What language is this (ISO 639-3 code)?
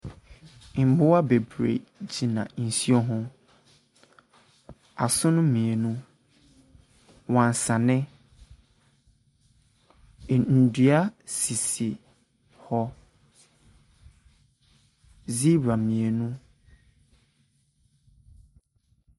aka